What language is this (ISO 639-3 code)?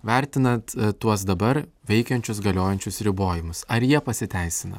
lit